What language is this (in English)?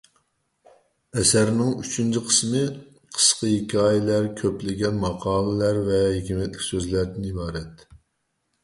Uyghur